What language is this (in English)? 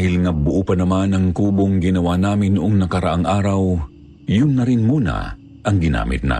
Filipino